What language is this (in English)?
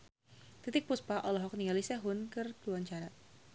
Sundanese